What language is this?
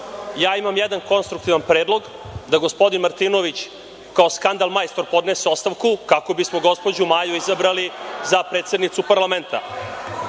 Serbian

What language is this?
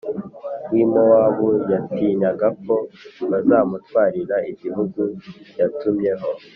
Kinyarwanda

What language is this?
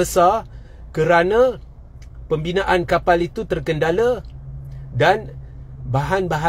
Malay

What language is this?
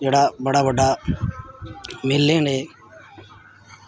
Dogri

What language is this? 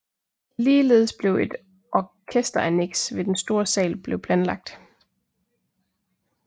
Danish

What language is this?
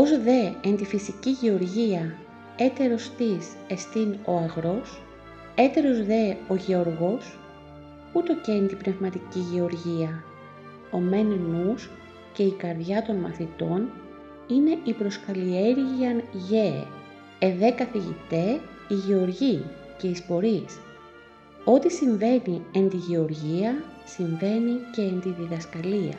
Greek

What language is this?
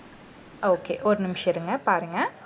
Tamil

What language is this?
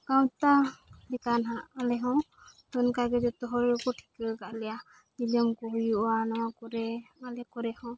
Santali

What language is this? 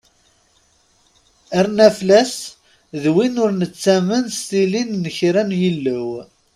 Kabyle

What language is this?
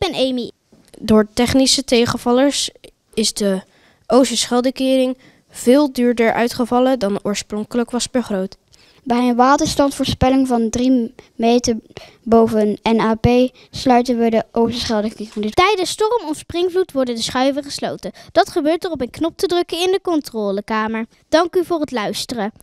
Dutch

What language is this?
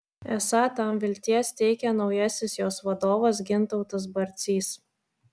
Lithuanian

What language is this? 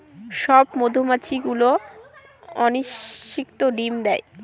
Bangla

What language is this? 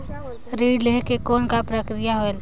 Chhattisgarhi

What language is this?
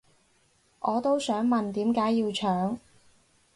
Cantonese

